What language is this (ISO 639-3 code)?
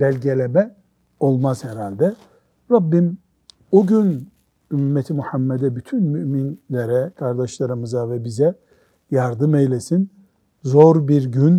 tur